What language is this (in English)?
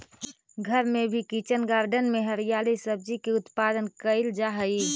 Magahi